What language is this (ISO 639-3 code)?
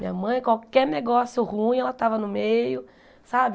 por